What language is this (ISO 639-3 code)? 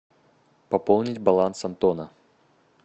rus